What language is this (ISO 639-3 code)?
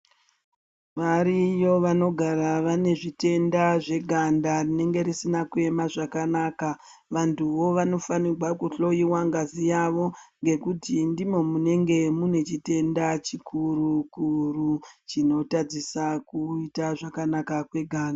ndc